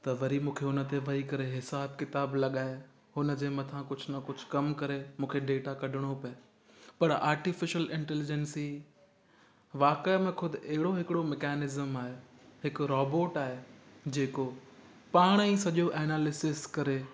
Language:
Sindhi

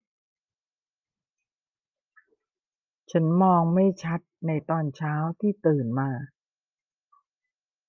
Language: Thai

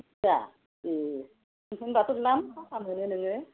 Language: Bodo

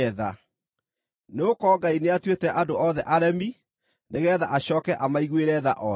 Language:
Kikuyu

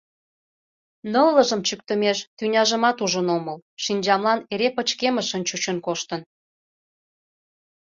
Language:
Mari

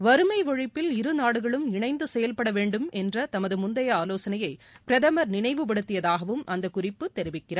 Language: Tamil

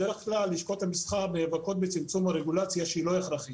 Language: Hebrew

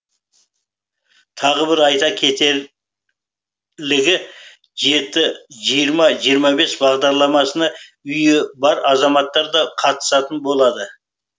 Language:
Kazakh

